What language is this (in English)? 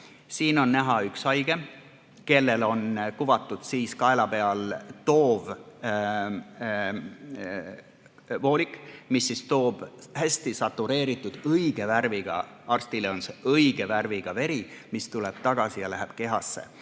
Estonian